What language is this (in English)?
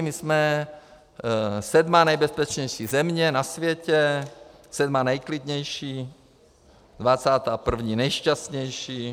Czech